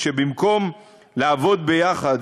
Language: Hebrew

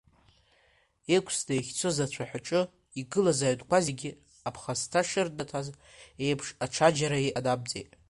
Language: Abkhazian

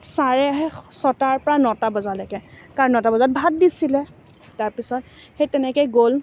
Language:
Assamese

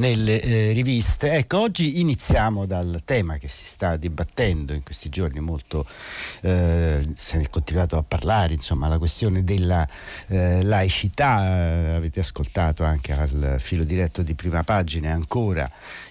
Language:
Italian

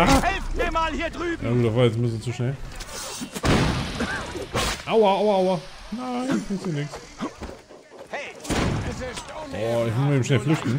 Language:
German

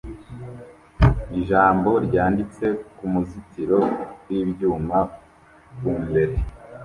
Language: Kinyarwanda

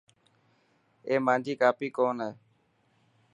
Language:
Dhatki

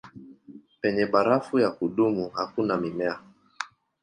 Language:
Swahili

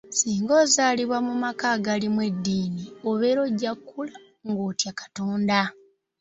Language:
Ganda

